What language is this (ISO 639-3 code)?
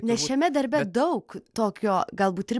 lit